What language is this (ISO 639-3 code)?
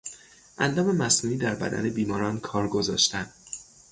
fas